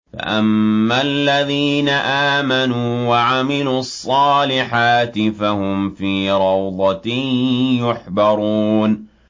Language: Arabic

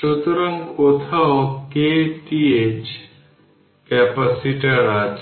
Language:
Bangla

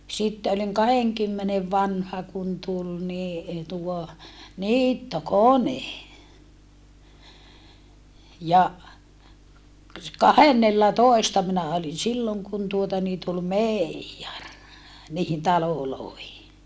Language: Finnish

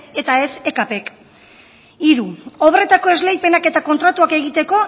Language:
Basque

